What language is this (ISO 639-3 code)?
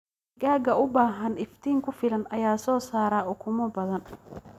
som